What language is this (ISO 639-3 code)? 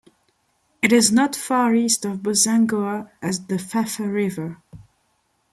eng